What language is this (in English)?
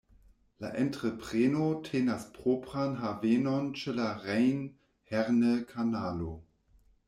Esperanto